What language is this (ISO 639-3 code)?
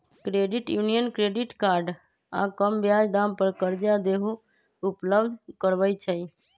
mag